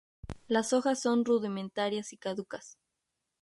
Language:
Spanish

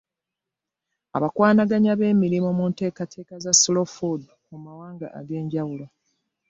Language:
Ganda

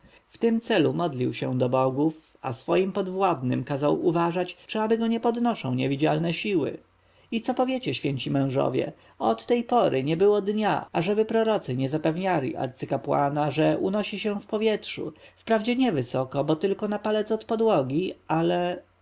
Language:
Polish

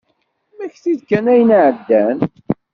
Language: Kabyle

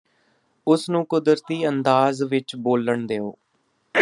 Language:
Punjabi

